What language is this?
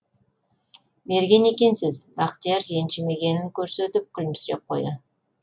Kazakh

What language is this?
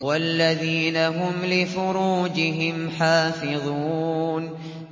Arabic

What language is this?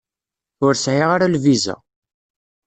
Kabyle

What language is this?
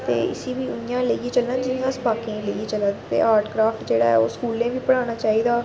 Dogri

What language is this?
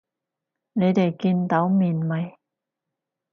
Cantonese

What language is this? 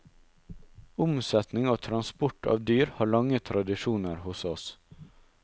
Norwegian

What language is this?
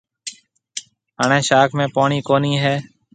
Marwari (Pakistan)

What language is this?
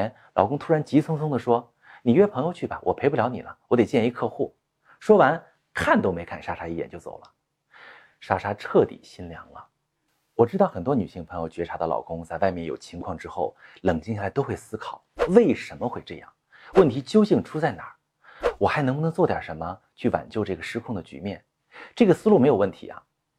Chinese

